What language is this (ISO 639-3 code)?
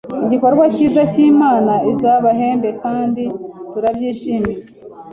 kin